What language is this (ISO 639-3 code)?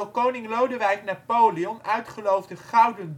nld